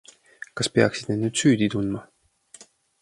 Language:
Estonian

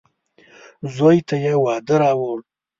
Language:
Pashto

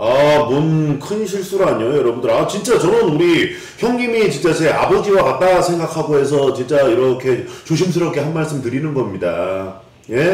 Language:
Korean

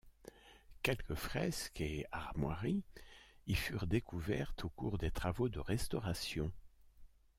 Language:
French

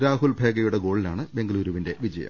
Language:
Malayalam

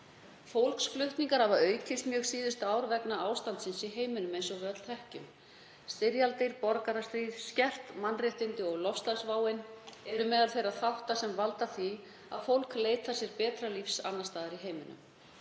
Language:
Icelandic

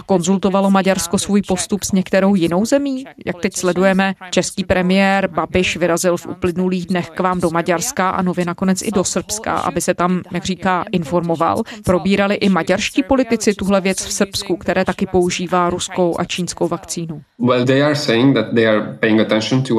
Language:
Czech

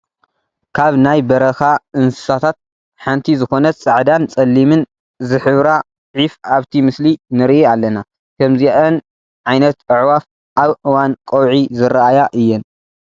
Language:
Tigrinya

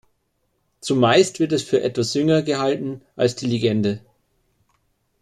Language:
German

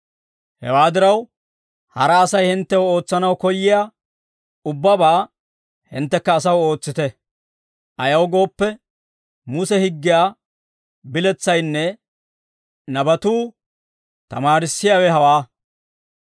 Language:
Dawro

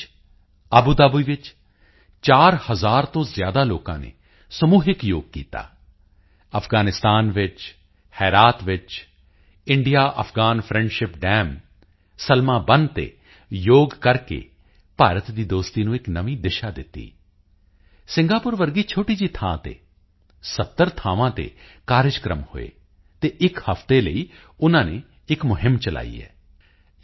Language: Punjabi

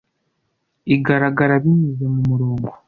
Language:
Kinyarwanda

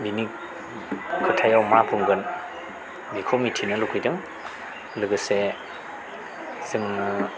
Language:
Bodo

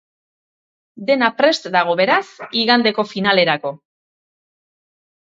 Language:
Basque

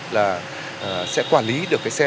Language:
Vietnamese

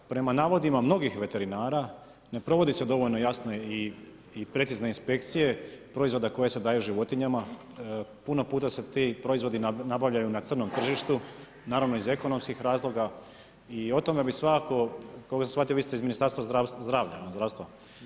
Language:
Croatian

